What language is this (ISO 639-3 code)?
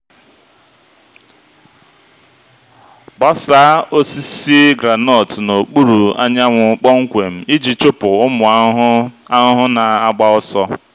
ibo